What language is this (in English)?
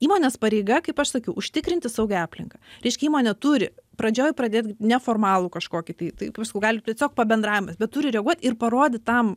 Lithuanian